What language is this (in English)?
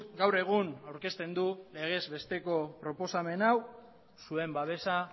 Basque